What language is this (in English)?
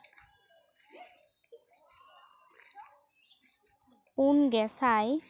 Santali